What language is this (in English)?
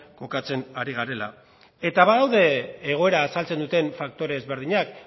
Basque